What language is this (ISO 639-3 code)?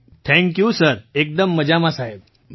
guj